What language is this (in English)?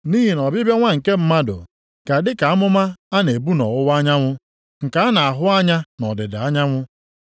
Igbo